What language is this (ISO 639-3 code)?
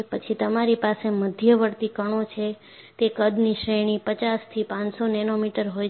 guj